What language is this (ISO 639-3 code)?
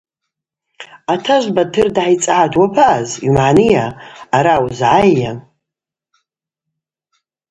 abq